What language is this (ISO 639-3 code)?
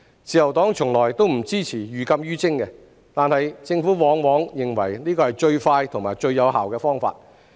yue